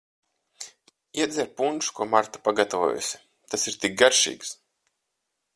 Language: Latvian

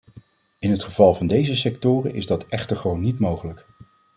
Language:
Dutch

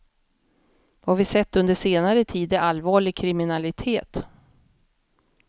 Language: Swedish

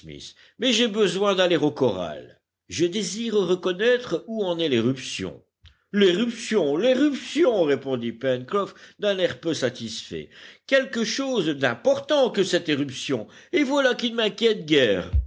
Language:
French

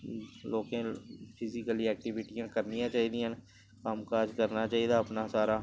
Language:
Dogri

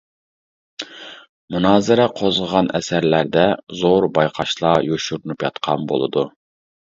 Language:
Uyghur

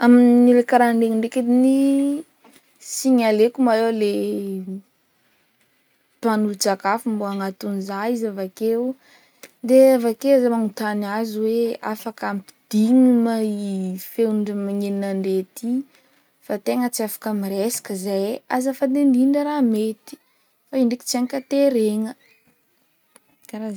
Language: Northern Betsimisaraka Malagasy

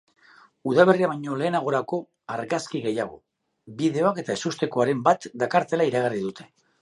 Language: Basque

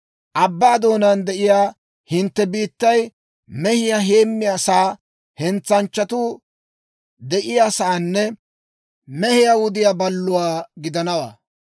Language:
Dawro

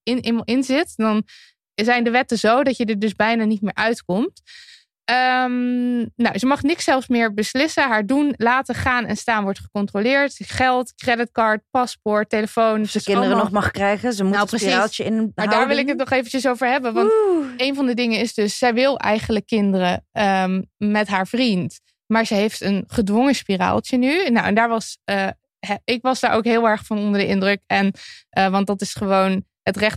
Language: Dutch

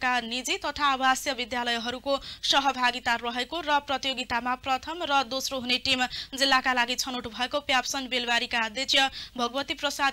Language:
Romanian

